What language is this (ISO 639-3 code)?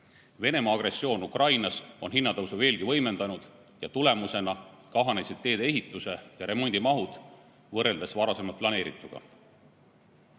est